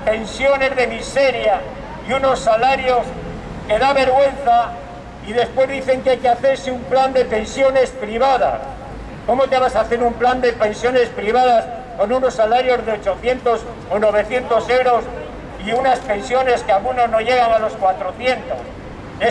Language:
Spanish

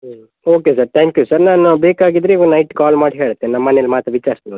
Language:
Kannada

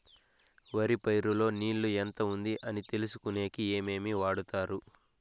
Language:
Telugu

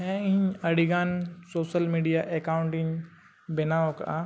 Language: Santali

